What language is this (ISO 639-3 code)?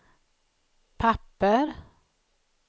swe